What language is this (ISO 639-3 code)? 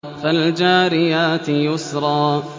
ara